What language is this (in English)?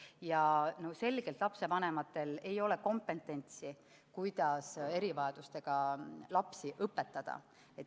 Estonian